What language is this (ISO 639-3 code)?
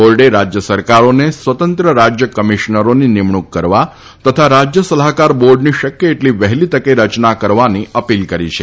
guj